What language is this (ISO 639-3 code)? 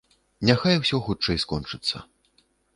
bel